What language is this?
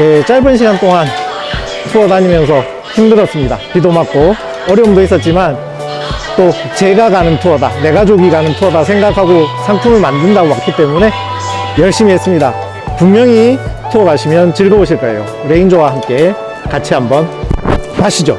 Korean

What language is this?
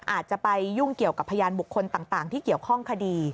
Thai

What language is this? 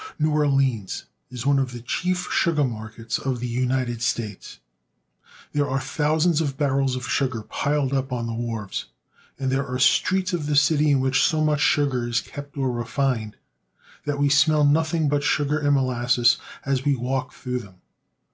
English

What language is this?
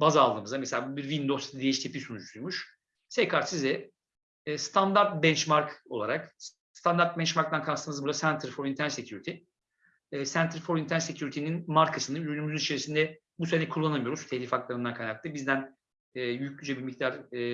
Turkish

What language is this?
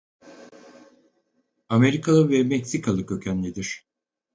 Turkish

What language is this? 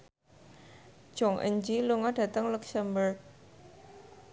Javanese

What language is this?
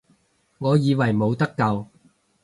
Cantonese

